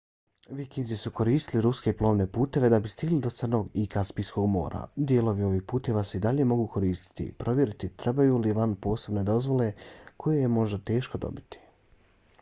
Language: Bosnian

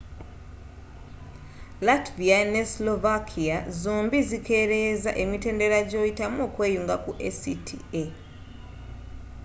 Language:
Ganda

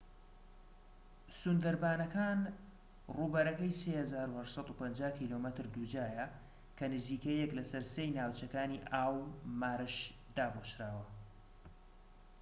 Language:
Central Kurdish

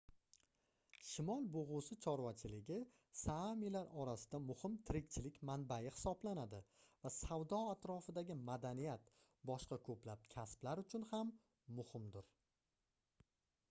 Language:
Uzbek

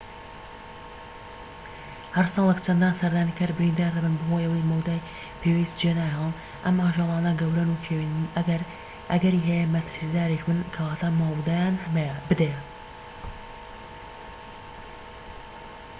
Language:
Central Kurdish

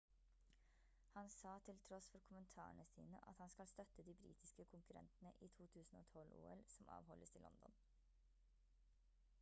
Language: Norwegian Bokmål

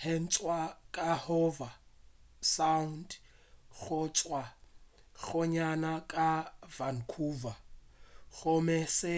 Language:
Northern Sotho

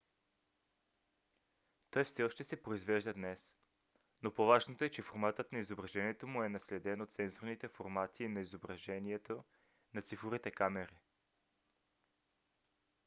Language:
Bulgarian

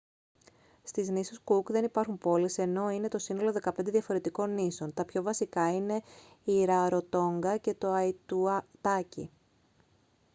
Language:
Greek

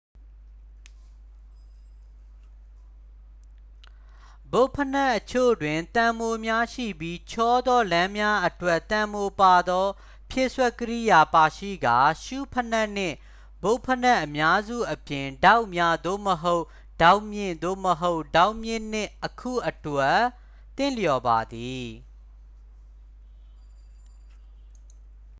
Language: Burmese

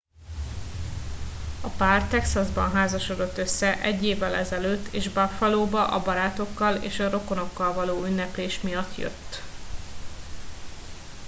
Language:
Hungarian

